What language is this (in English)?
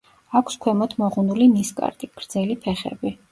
Georgian